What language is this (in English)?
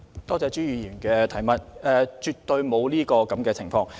Cantonese